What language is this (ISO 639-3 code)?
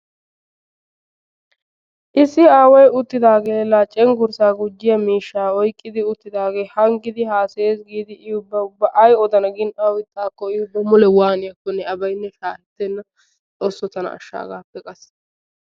wal